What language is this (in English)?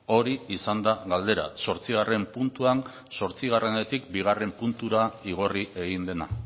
Basque